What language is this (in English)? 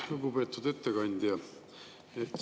Estonian